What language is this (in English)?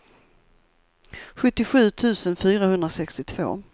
Swedish